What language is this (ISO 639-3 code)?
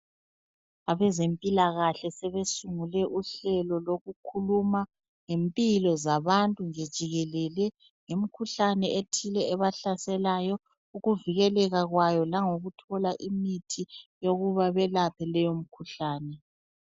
nde